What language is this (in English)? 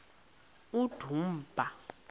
Xhosa